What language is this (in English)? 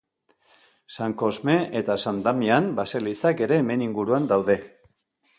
Basque